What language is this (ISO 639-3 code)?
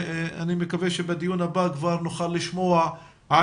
heb